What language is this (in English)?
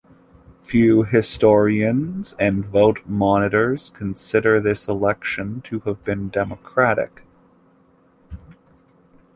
English